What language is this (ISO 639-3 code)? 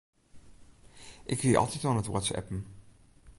fry